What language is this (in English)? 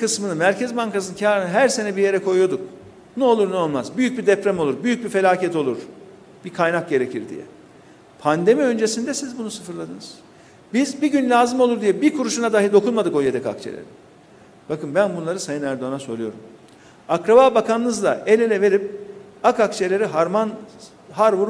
Turkish